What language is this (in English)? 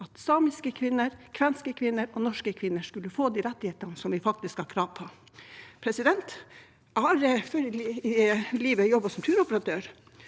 Norwegian